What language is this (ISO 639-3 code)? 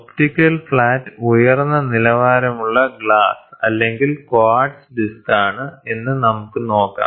mal